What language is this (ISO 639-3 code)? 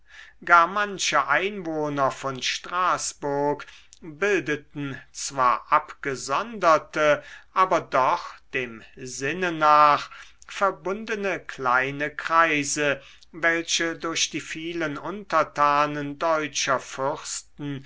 deu